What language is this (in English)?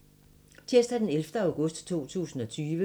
Danish